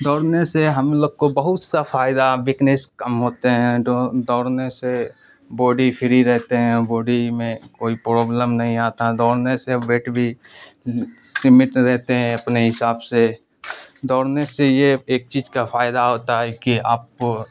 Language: Urdu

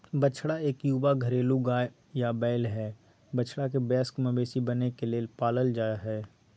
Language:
Magahi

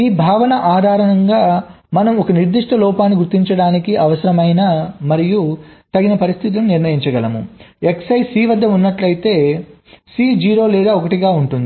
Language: Telugu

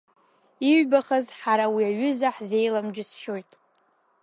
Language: Abkhazian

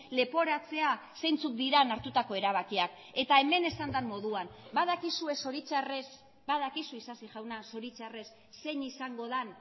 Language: Basque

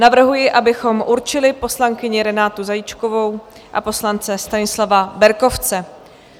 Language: Czech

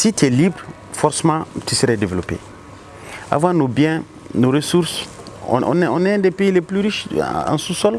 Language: French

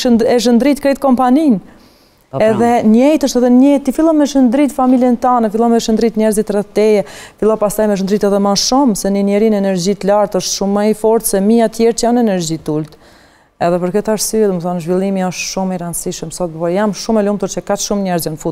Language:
Romanian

